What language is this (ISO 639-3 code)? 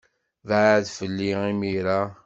kab